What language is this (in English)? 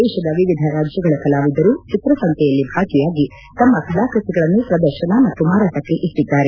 Kannada